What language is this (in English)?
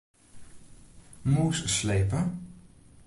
Western Frisian